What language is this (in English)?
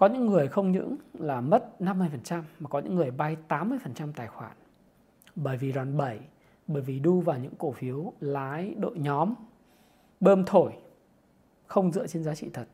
Vietnamese